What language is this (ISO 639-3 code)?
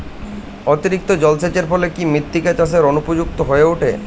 ben